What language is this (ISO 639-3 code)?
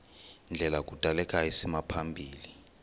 xho